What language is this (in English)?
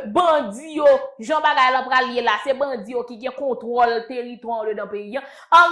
French